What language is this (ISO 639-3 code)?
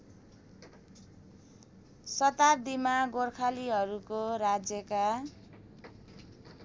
nep